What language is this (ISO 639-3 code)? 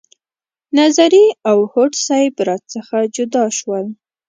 pus